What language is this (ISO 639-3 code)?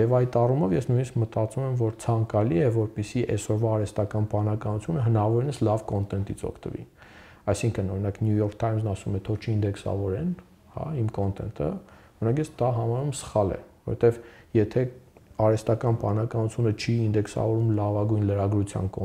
ron